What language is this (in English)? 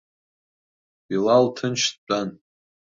Abkhazian